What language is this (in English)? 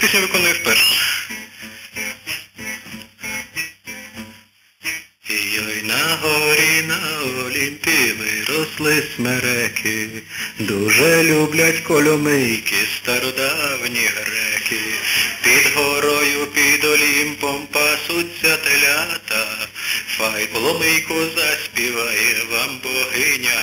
Ukrainian